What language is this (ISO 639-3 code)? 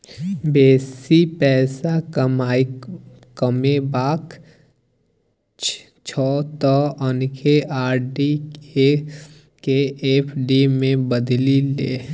mai